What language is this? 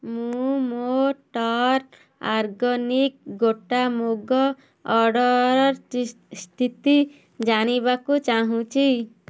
Odia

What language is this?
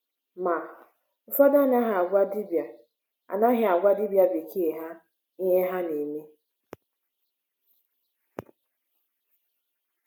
Igbo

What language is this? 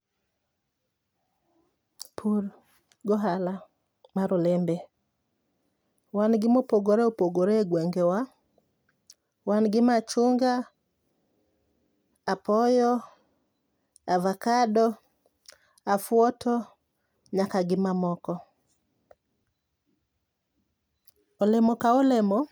Luo (Kenya and Tanzania)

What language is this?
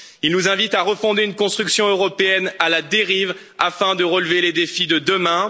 French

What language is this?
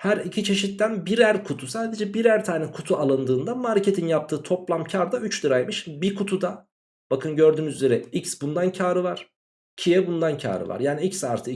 Turkish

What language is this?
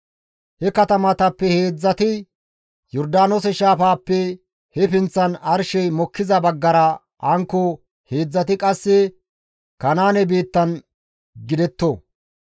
Gamo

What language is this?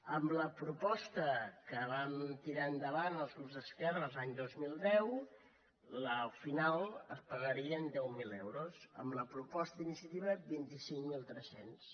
Catalan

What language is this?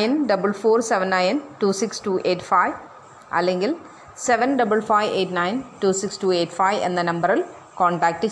Malayalam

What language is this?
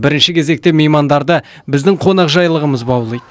Kazakh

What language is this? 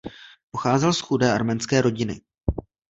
Czech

